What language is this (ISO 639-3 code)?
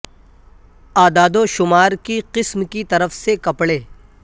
urd